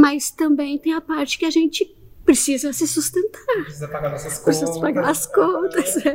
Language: Portuguese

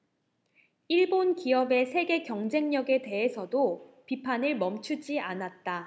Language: Korean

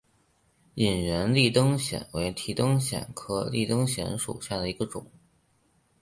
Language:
Chinese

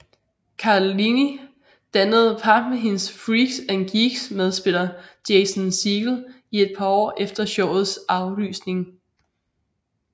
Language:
Danish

